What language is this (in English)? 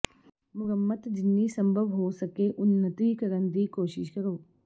Punjabi